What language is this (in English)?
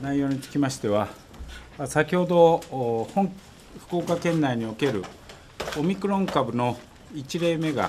Japanese